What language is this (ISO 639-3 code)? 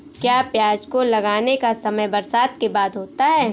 hin